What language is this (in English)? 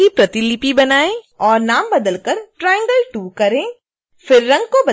Hindi